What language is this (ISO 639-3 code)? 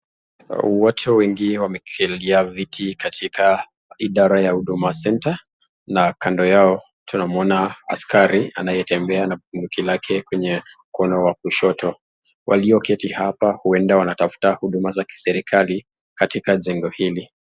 swa